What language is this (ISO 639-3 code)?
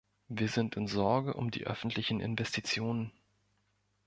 deu